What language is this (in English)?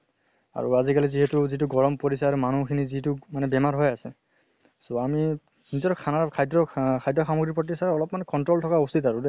Assamese